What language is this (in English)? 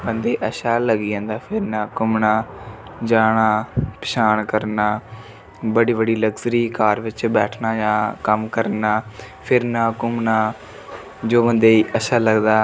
Dogri